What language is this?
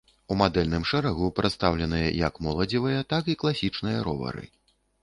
Belarusian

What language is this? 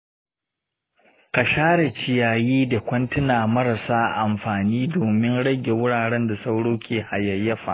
Hausa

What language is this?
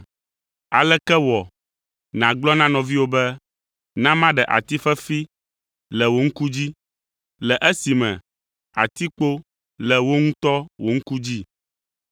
Ewe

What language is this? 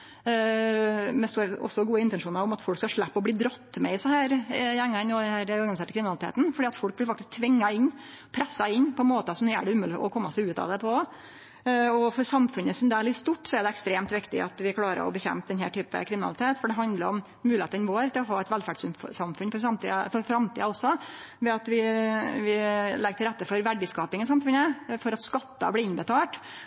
Norwegian Nynorsk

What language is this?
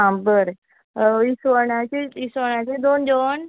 Konkani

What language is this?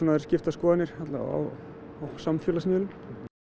Icelandic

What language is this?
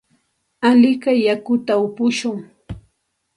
Santa Ana de Tusi Pasco Quechua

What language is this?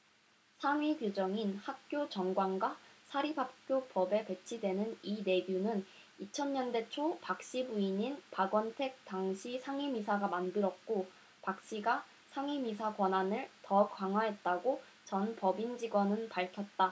Korean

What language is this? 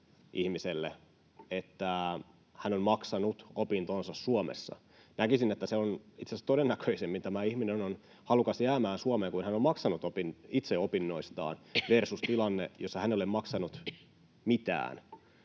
Finnish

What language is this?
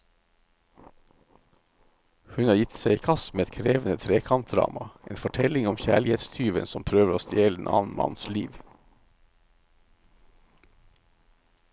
Norwegian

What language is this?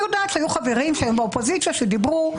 Hebrew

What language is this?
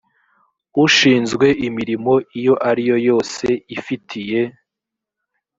Kinyarwanda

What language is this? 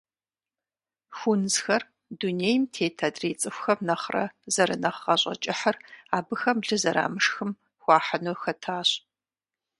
Kabardian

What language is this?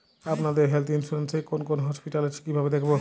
Bangla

